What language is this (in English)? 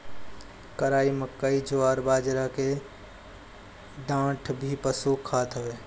Bhojpuri